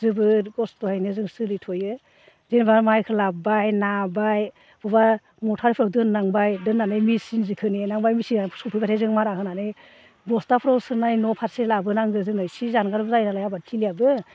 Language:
Bodo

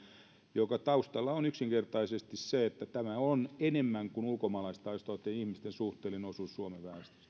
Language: Finnish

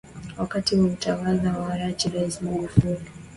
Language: Swahili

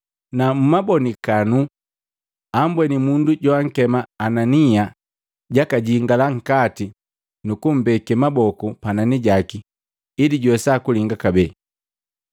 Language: Matengo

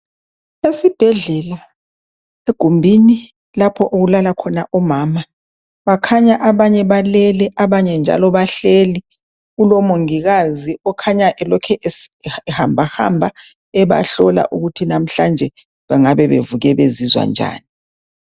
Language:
North Ndebele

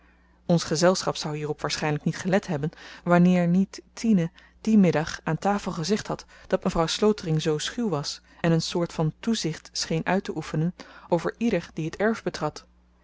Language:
Dutch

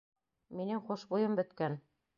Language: Bashkir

